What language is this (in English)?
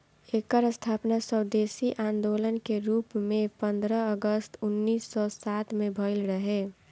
Bhojpuri